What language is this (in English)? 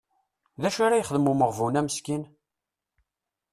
Kabyle